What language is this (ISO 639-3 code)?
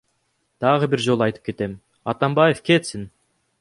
kir